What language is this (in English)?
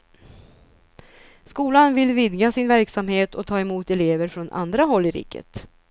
Swedish